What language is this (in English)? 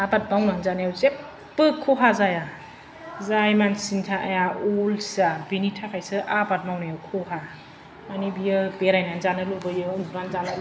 Bodo